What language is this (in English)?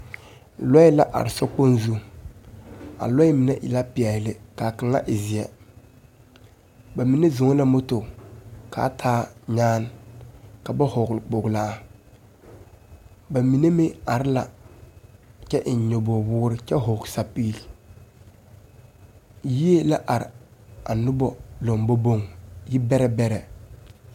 Southern Dagaare